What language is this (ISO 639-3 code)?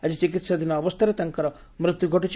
ori